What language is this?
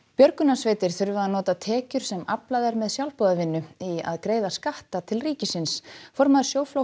Icelandic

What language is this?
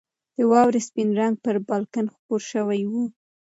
Pashto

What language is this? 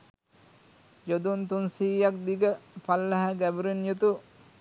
Sinhala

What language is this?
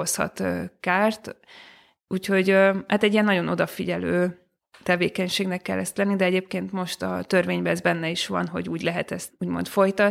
Hungarian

